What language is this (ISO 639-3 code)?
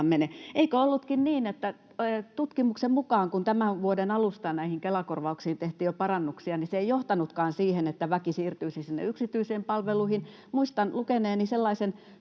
fin